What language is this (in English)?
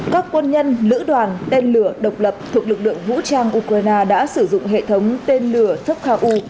Vietnamese